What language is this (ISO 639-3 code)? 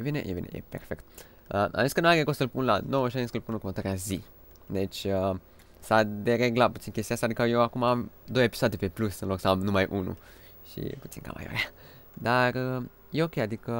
ron